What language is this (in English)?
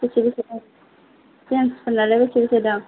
Bodo